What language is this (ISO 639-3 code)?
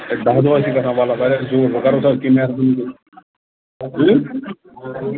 kas